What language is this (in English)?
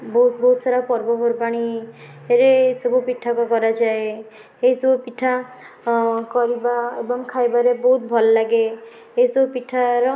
Odia